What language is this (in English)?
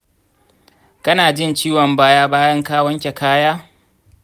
Hausa